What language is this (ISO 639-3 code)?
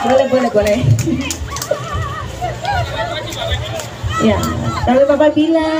ind